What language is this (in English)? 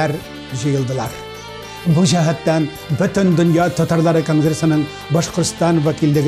Arabic